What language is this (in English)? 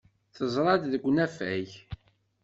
Kabyle